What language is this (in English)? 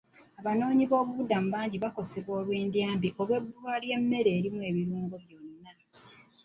Ganda